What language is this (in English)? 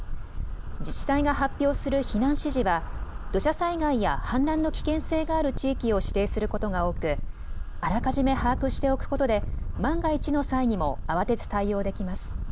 Japanese